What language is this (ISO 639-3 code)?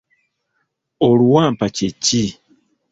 lug